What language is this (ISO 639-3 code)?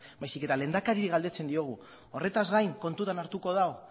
eus